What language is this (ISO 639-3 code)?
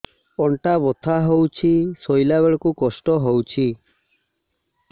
ori